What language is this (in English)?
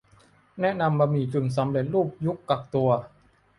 Thai